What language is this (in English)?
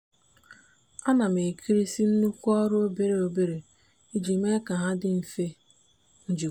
Igbo